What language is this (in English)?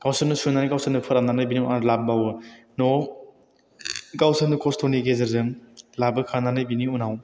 Bodo